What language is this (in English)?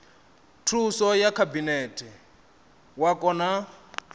Venda